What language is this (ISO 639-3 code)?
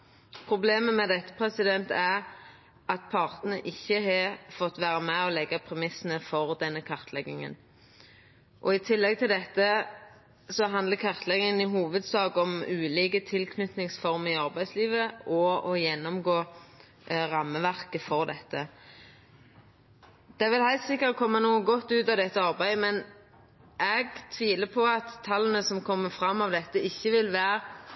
nno